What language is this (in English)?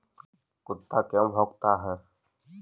Magahi